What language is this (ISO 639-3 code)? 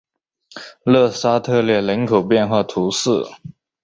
zho